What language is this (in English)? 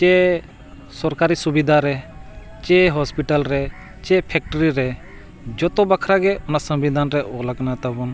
Santali